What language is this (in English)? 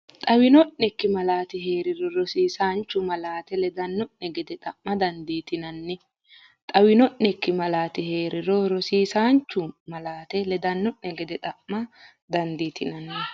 Sidamo